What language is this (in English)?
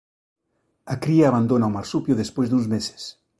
Galician